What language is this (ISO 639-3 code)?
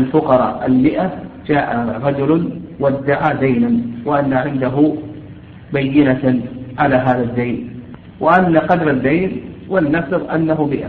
ara